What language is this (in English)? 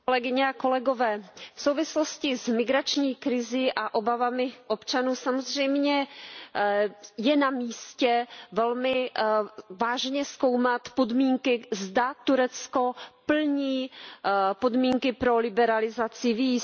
Czech